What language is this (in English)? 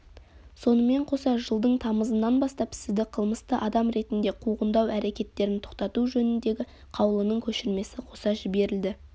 Kazakh